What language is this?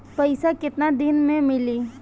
Bhojpuri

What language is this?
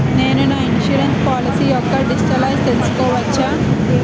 Telugu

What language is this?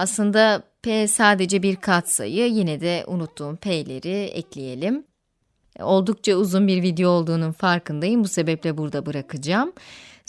Turkish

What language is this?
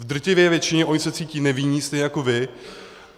Czech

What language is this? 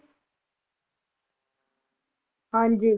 Punjabi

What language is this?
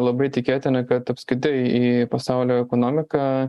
Lithuanian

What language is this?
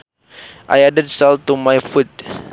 Sundanese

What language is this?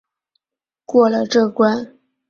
Chinese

